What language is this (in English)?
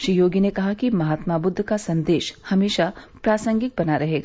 Hindi